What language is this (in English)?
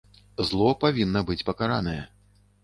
Belarusian